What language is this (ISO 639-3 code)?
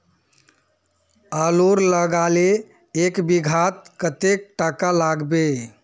mag